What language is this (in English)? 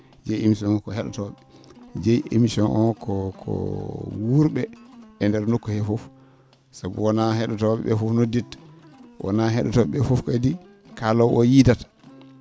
Fula